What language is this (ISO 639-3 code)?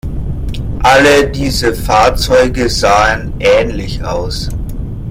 deu